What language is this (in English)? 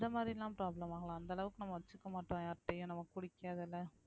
Tamil